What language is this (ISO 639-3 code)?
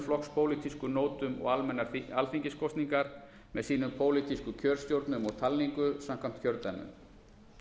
isl